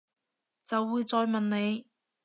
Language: Cantonese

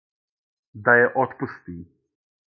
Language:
Serbian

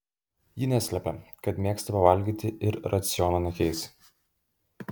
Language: Lithuanian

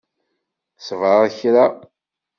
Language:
Kabyle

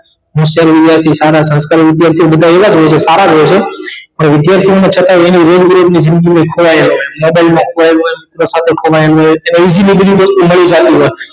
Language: Gujarati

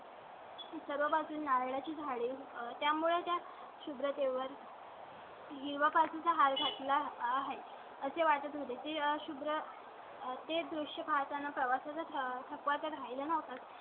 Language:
Marathi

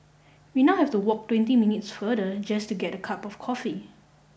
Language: English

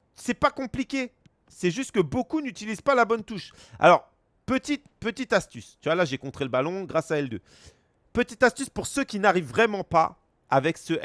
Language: French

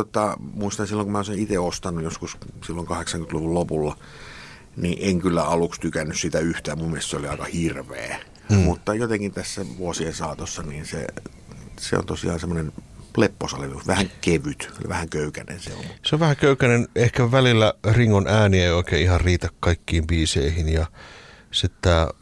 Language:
Finnish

